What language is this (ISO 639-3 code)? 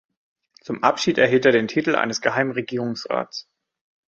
deu